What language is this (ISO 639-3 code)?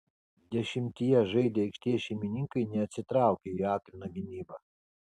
lit